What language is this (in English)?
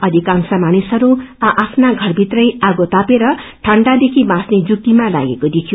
Nepali